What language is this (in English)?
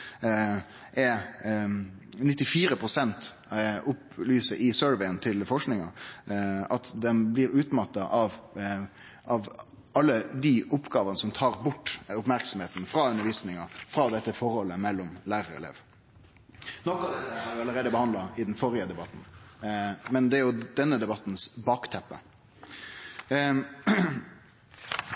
Norwegian Nynorsk